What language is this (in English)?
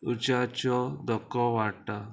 Konkani